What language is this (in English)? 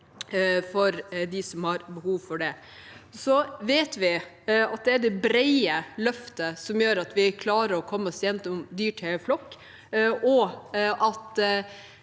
Norwegian